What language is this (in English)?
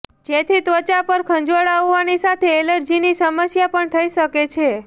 Gujarati